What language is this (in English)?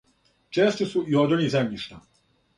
Serbian